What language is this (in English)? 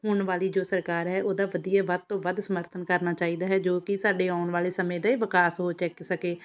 Punjabi